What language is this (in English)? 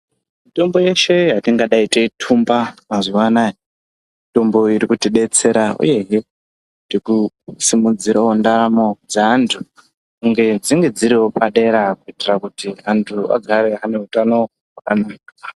Ndau